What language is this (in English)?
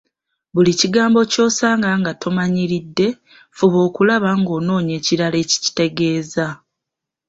Ganda